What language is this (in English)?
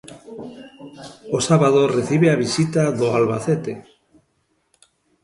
Galician